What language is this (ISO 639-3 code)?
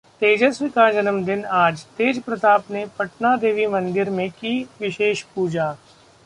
hin